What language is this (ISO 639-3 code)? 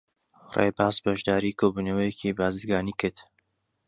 ckb